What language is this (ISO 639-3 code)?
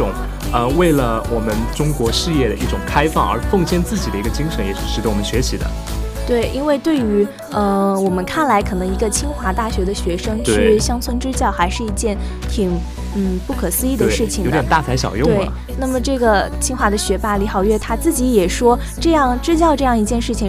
zho